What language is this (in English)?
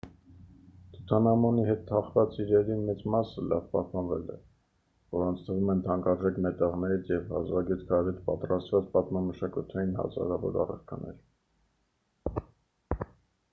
Armenian